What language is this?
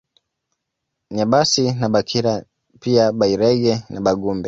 Swahili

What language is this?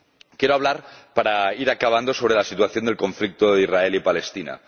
Spanish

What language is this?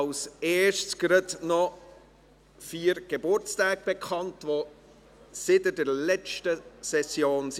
Swiss German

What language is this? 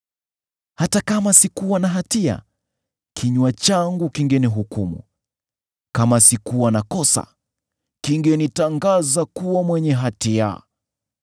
Swahili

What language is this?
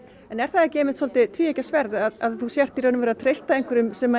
Icelandic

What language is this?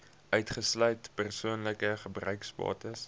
Afrikaans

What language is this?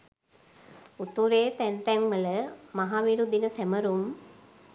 Sinhala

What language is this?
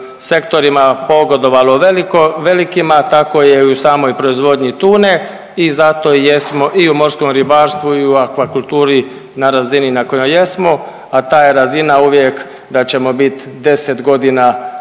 Croatian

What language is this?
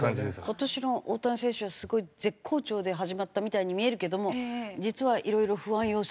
Japanese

